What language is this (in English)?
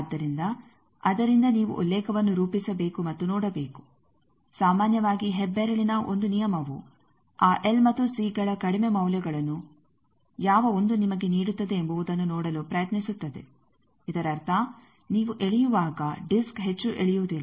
Kannada